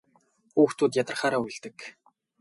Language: Mongolian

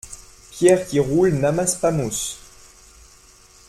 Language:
French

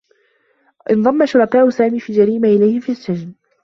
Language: Arabic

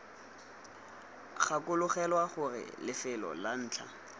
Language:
Tswana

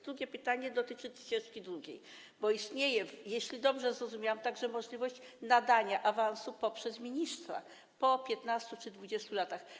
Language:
Polish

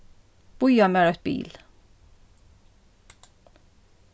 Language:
Faroese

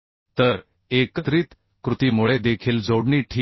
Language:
Marathi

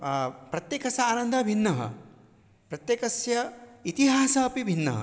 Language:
Sanskrit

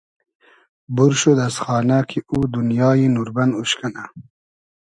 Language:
Hazaragi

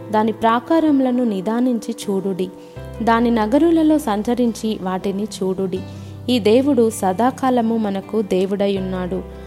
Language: Telugu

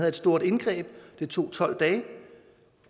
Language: Danish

